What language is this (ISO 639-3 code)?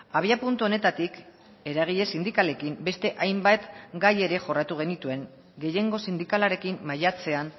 eus